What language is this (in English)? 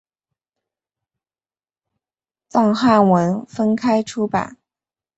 Chinese